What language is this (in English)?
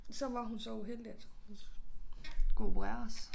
Danish